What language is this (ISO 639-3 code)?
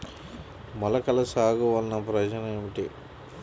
tel